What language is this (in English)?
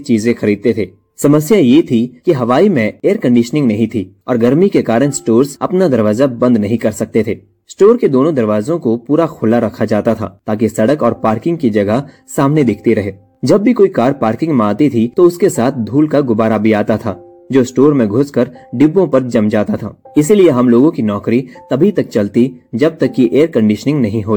Hindi